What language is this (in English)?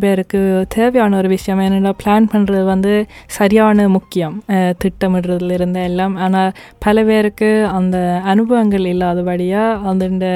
Tamil